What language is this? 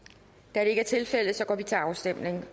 Danish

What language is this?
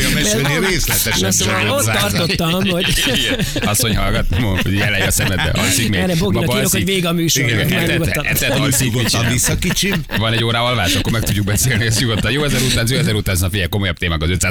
Hungarian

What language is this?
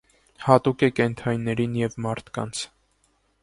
Armenian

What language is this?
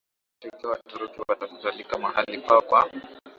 Swahili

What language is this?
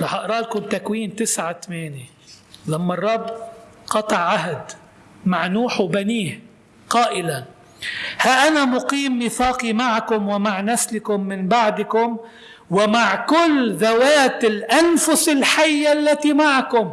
Arabic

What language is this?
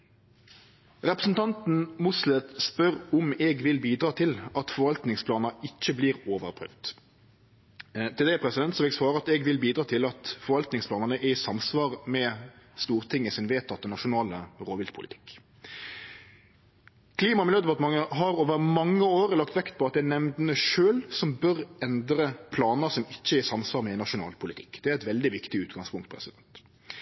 Norwegian Nynorsk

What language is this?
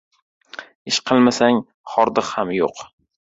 Uzbek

